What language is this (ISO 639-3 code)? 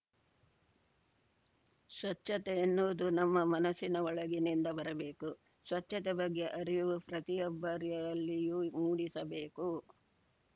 kan